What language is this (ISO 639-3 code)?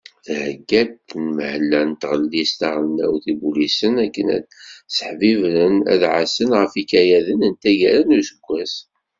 kab